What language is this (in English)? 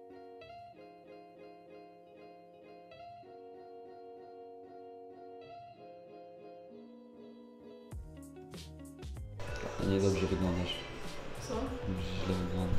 Polish